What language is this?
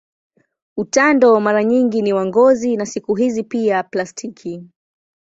Swahili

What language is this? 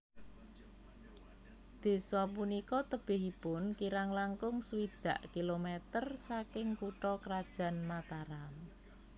Javanese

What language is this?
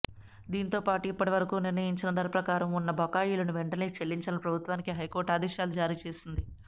Telugu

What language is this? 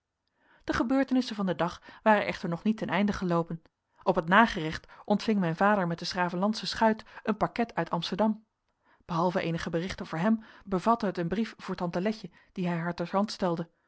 Dutch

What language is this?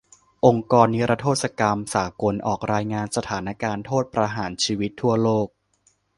Thai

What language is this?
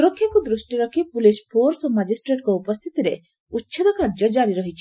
Odia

